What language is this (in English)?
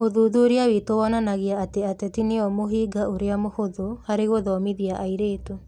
Kikuyu